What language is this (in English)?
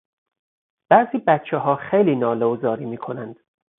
Persian